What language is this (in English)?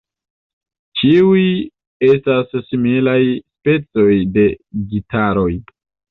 Esperanto